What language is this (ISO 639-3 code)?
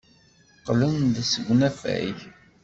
kab